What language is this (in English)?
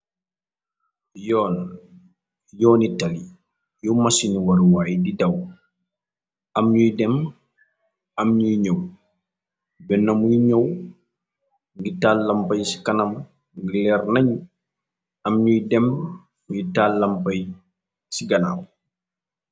Wolof